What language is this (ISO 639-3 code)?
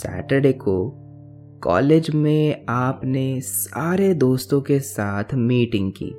hin